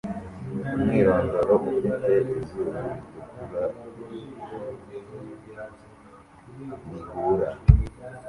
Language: Kinyarwanda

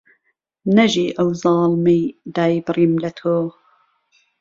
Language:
Central Kurdish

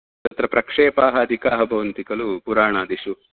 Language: Sanskrit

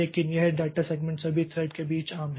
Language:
Hindi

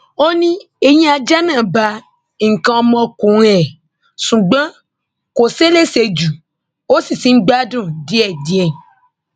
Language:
Yoruba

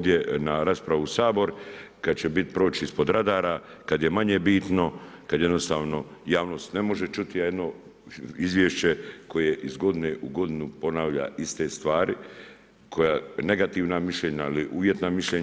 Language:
Croatian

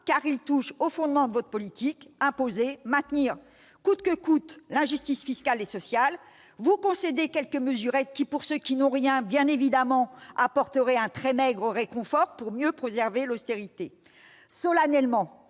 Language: French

